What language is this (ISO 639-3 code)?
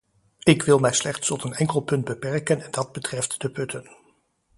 nld